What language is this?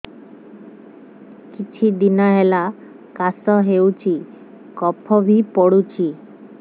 Odia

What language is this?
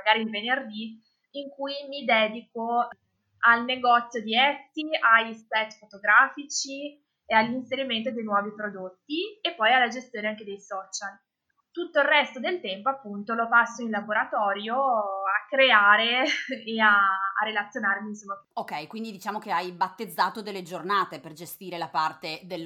Italian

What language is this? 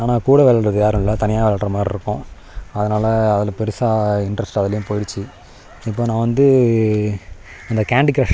Tamil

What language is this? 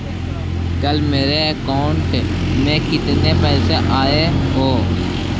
Magahi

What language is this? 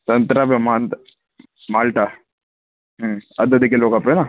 Sindhi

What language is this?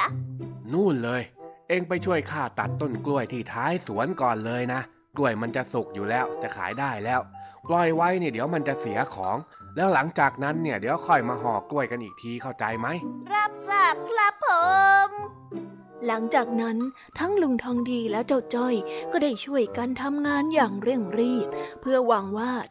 Thai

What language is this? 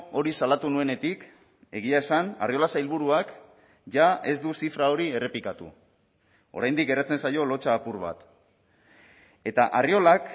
Basque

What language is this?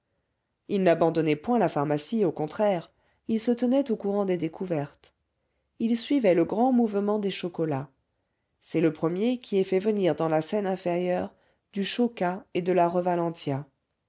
French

